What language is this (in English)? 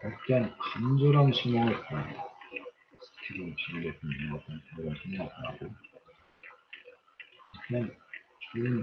Korean